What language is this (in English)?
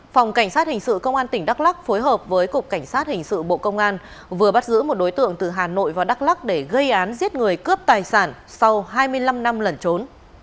Vietnamese